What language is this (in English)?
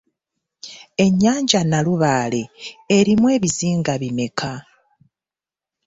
Ganda